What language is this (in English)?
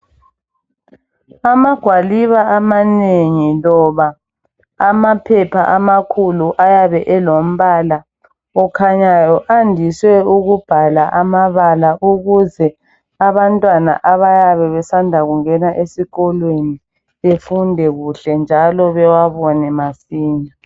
North Ndebele